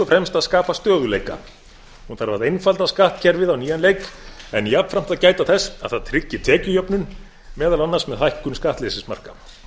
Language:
Icelandic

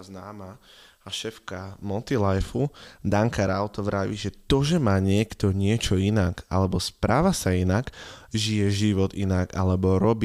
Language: Slovak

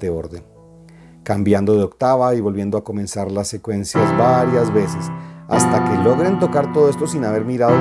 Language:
Spanish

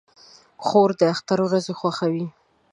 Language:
Pashto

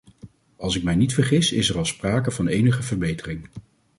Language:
Dutch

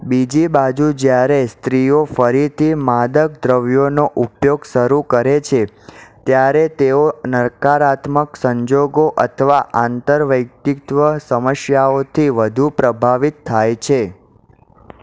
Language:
Gujarati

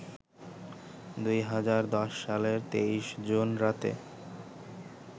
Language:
Bangla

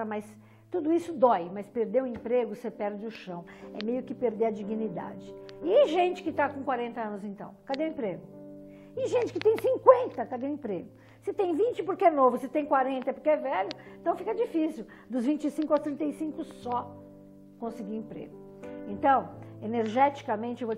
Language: Portuguese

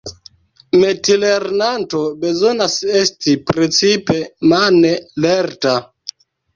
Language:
Esperanto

